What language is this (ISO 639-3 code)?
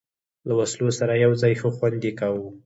pus